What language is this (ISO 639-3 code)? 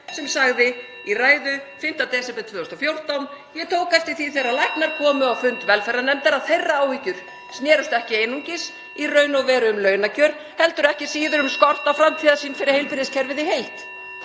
isl